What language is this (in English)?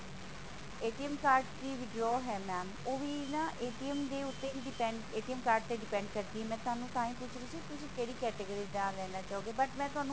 Punjabi